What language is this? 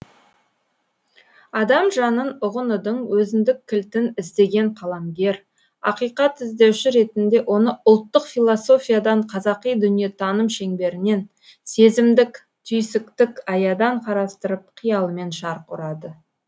Kazakh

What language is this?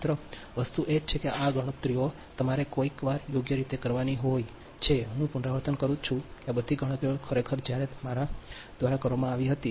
Gujarati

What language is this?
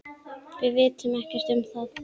Icelandic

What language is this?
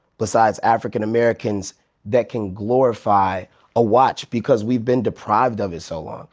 English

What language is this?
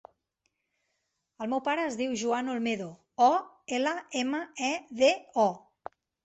Catalan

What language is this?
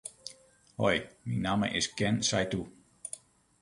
Western Frisian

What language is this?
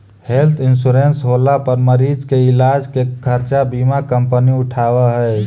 Magahi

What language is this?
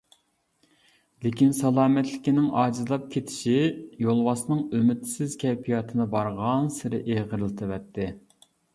Uyghur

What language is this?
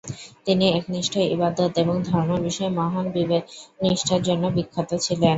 Bangla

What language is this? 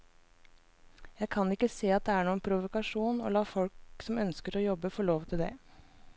Norwegian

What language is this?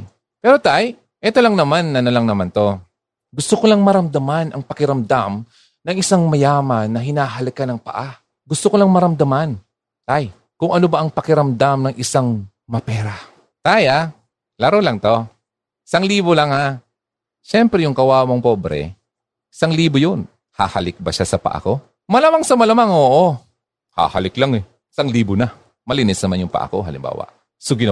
Filipino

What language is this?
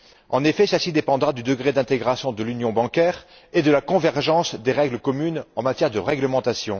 French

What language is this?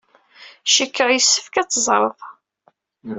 Kabyle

